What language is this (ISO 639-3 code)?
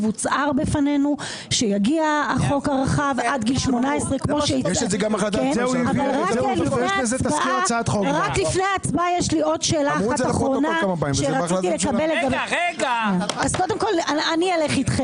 heb